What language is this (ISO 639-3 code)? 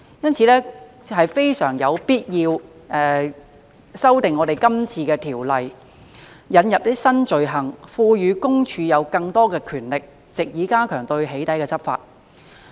yue